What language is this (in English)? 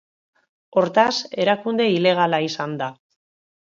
Basque